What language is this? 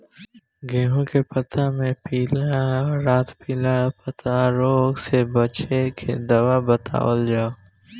Bhojpuri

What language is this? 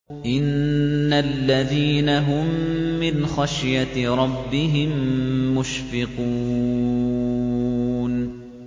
Arabic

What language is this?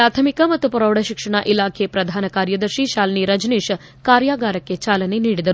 Kannada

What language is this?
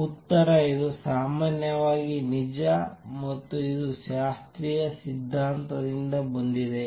Kannada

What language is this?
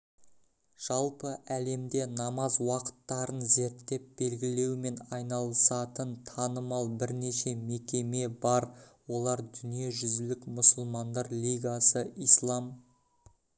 Kazakh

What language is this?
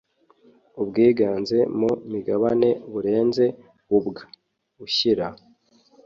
Kinyarwanda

